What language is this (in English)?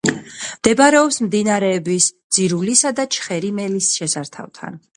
Georgian